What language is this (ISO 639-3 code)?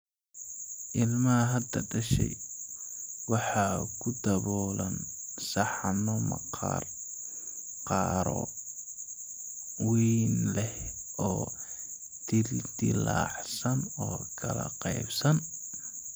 som